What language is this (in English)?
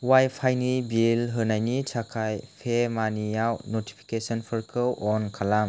Bodo